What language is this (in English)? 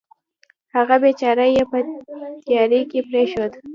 Pashto